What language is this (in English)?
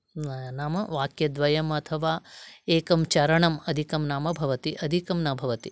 Sanskrit